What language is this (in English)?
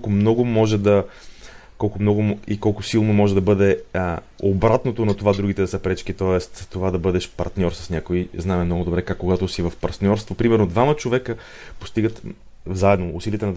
Bulgarian